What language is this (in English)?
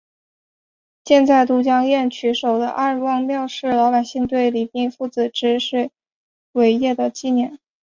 Chinese